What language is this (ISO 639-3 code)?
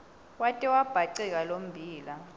ssw